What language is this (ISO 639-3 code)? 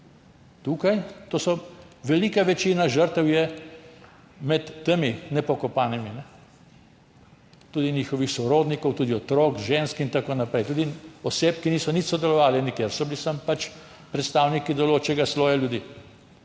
slv